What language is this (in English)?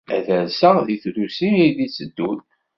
Kabyle